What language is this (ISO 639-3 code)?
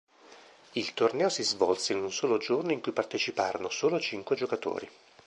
ita